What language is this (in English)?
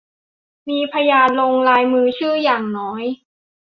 Thai